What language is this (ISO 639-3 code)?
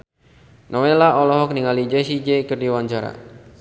sun